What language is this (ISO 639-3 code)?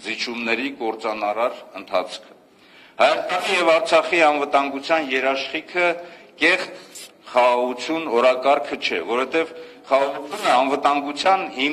ron